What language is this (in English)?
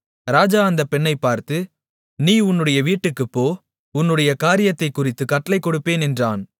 Tamil